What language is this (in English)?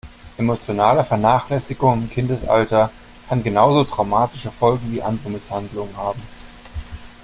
German